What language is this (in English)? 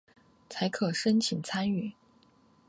Chinese